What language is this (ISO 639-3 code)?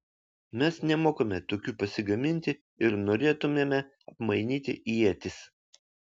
lit